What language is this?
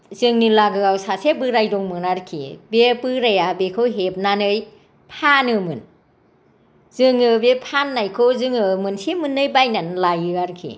Bodo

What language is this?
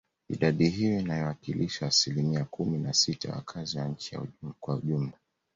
Swahili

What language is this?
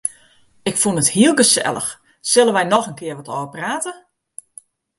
Western Frisian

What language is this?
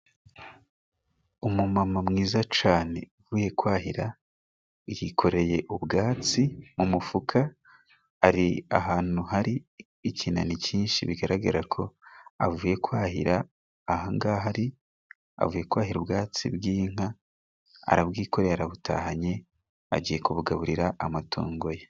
Kinyarwanda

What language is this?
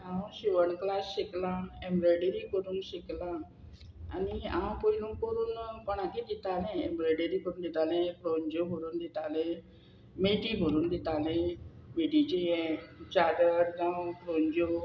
Konkani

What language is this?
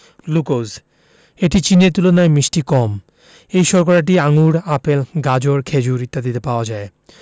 Bangla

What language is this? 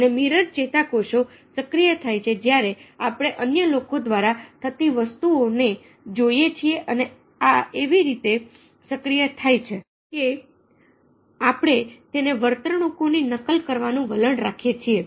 Gujarati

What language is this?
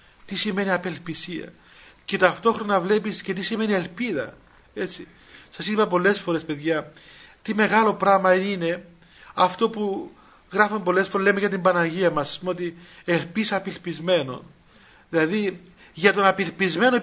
Greek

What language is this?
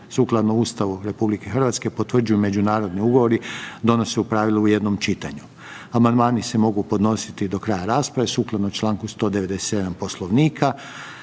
Croatian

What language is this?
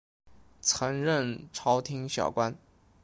Chinese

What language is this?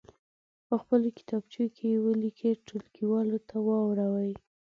Pashto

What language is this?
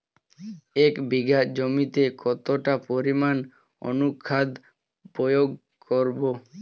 Bangla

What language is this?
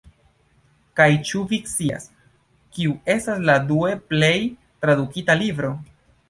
Esperanto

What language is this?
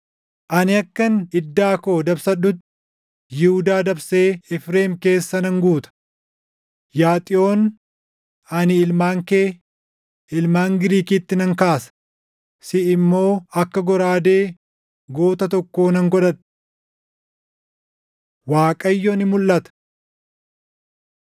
Oromo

